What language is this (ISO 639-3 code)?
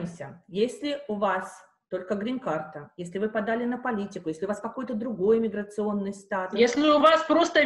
rus